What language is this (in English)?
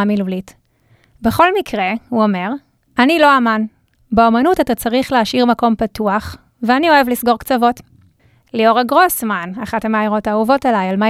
Hebrew